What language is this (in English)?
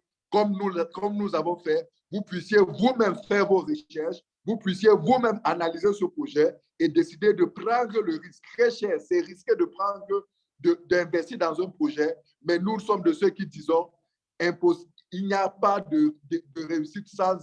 French